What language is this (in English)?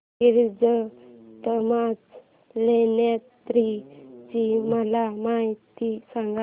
Marathi